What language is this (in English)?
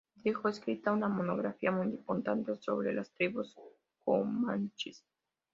Spanish